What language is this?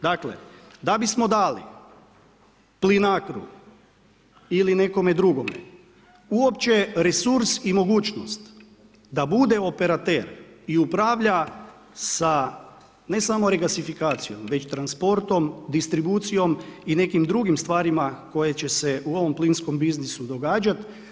Croatian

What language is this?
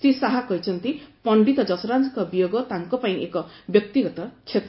Odia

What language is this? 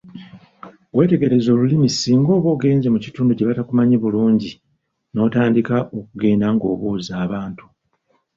Ganda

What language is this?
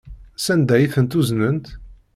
Kabyle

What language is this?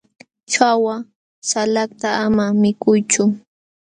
Jauja Wanca Quechua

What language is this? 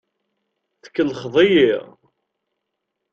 Kabyle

